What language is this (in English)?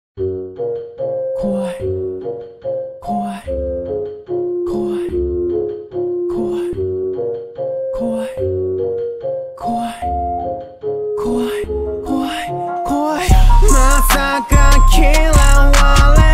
Dutch